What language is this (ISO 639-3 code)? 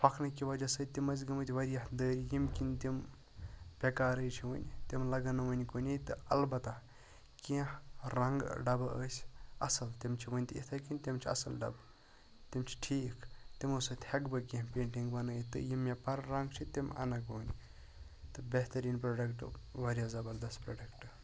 kas